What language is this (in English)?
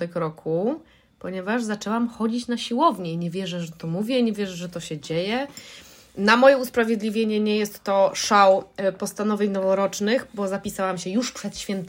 Polish